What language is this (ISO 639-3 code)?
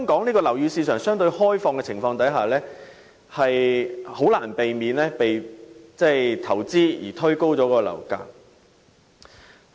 yue